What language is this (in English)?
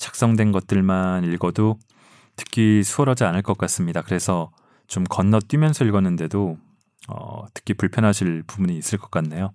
Korean